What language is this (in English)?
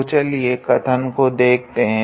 Hindi